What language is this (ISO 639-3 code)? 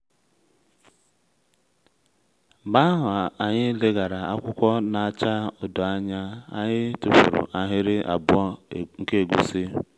ibo